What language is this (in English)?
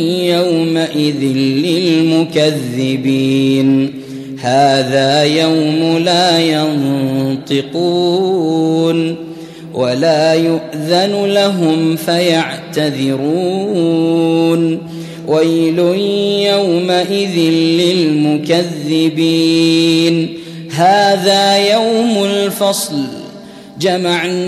Arabic